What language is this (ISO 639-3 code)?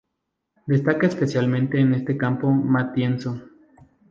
spa